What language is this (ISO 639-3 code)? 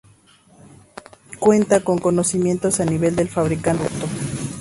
spa